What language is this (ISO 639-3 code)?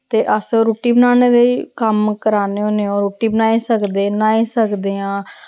doi